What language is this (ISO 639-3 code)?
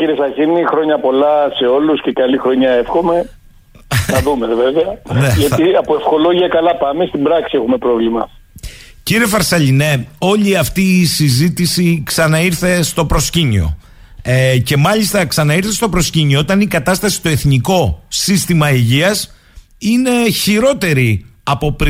ell